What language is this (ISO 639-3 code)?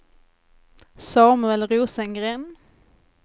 swe